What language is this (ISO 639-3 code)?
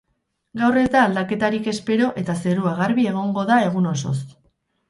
eus